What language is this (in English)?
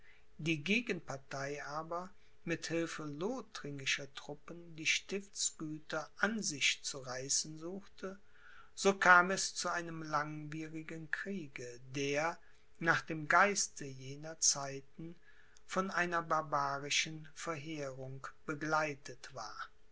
German